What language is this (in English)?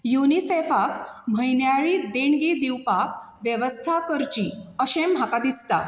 Konkani